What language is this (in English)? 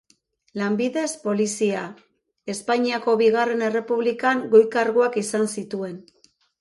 Basque